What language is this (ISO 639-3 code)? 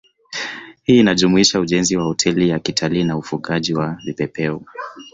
swa